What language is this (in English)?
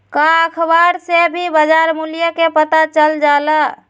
Magahi